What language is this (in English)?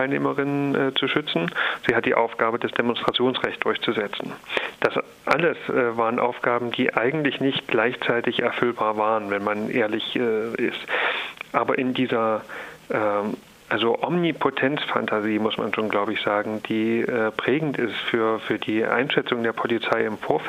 German